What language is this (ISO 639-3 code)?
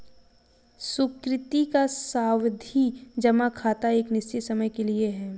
hin